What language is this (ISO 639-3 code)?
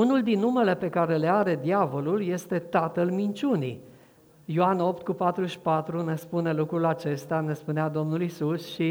ron